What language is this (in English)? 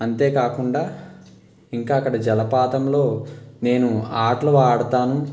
Telugu